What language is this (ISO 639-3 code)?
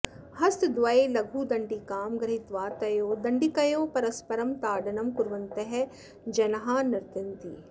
san